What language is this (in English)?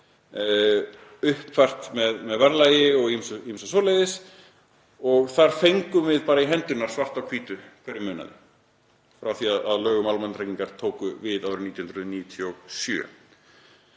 Icelandic